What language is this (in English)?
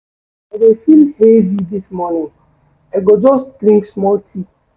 Nigerian Pidgin